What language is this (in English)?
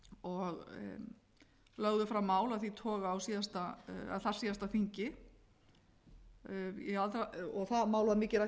Icelandic